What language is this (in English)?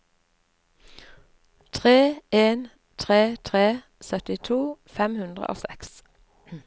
Norwegian